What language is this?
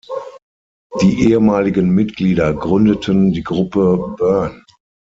German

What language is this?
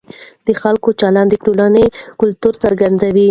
Pashto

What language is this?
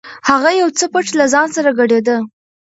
Pashto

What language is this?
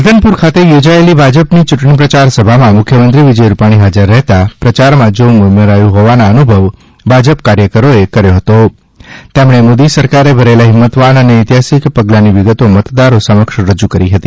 Gujarati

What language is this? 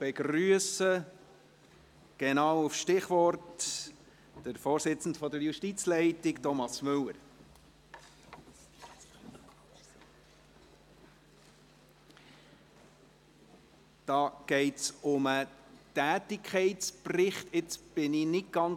Swiss German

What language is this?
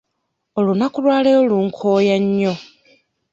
Ganda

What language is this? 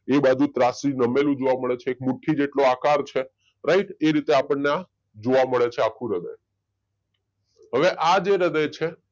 Gujarati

